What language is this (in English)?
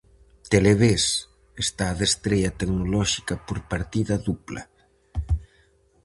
Galician